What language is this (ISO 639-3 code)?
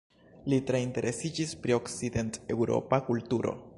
epo